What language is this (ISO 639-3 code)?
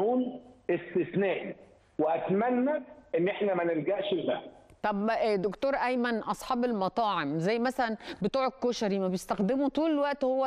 ara